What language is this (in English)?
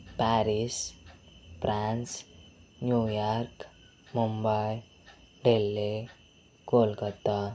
Telugu